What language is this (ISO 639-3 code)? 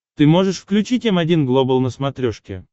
rus